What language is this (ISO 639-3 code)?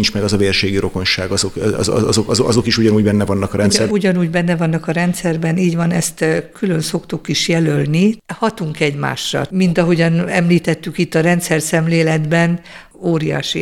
hun